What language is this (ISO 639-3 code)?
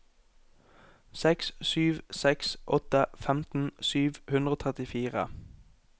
nor